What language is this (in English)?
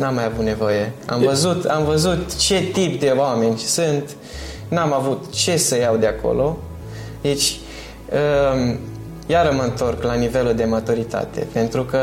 Romanian